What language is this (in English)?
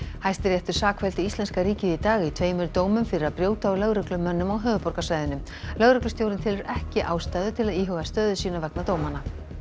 Icelandic